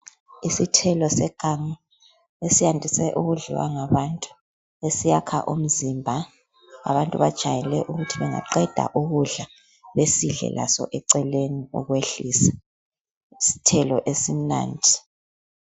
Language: North Ndebele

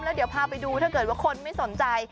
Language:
Thai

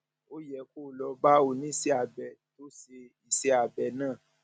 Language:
Yoruba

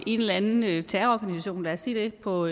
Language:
Danish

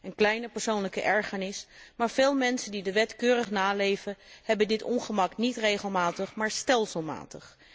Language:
Dutch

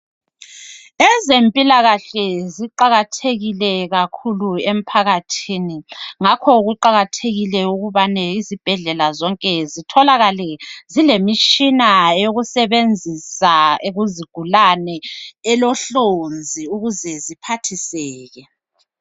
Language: North Ndebele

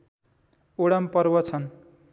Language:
Nepali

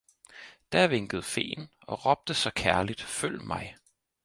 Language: Danish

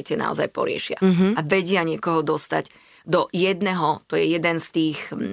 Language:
Slovak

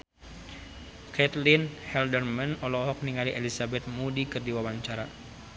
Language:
Sundanese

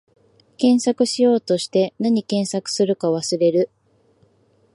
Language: Japanese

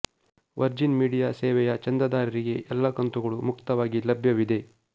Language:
Kannada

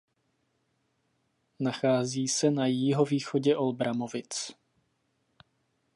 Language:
Czech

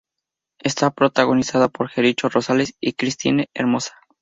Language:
Spanish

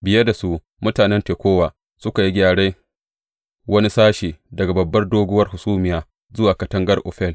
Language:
Hausa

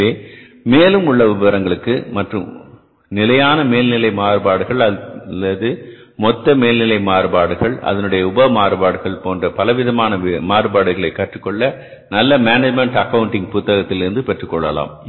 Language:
Tamil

